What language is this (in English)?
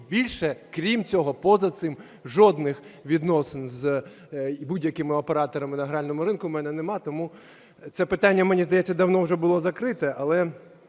Ukrainian